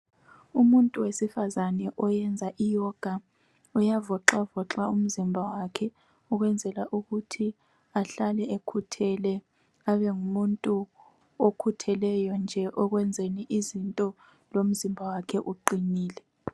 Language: North Ndebele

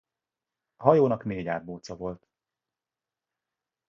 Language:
Hungarian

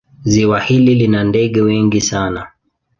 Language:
Swahili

